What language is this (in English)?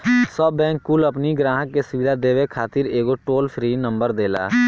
Bhojpuri